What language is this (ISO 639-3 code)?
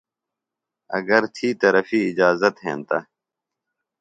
phl